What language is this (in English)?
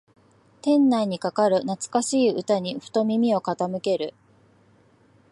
Japanese